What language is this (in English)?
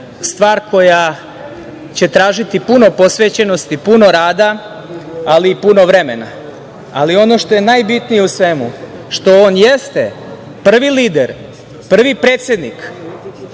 Serbian